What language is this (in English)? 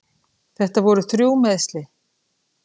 Icelandic